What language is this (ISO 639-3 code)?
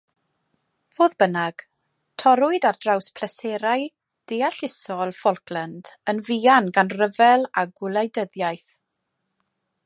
cym